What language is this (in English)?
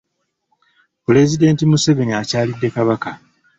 Ganda